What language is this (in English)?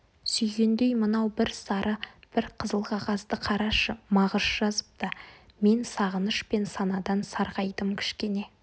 Kazakh